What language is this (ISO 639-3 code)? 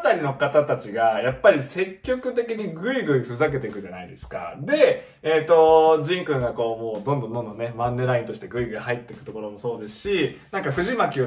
jpn